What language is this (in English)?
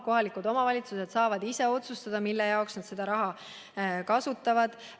Estonian